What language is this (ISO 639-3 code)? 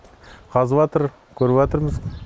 kaz